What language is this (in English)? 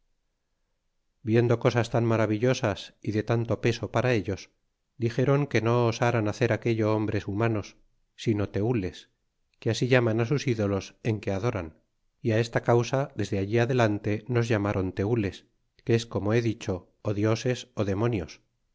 Spanish